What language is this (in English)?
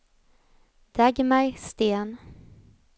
Swedish